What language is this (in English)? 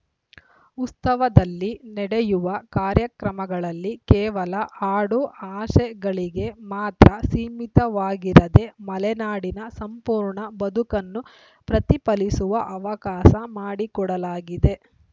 Kannada